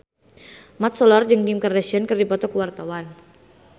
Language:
Sundanese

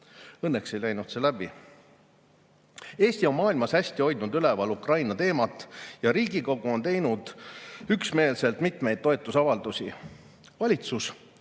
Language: Estonian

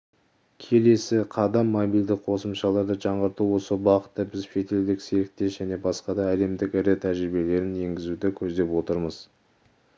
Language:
Kazakh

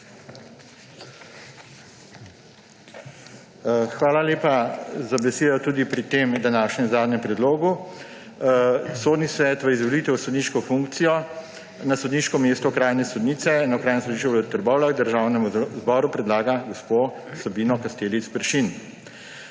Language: Slovenian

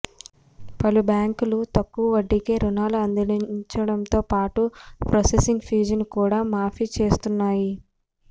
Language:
Telugu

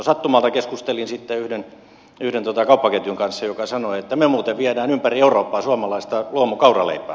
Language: Finnish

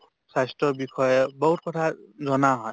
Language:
Assamese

